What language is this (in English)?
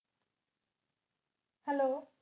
Punjabi